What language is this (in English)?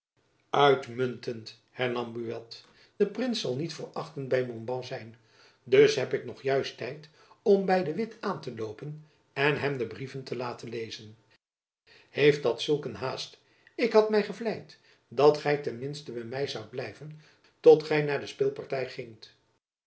Dutch